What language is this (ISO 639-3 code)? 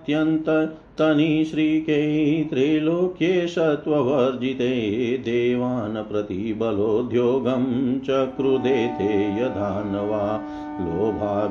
hin